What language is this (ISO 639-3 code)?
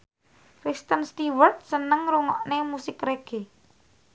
jav